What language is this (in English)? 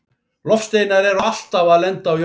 Icelandic